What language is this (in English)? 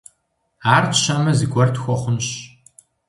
Kabardian